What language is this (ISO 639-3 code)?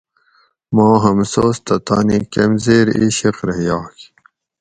gwc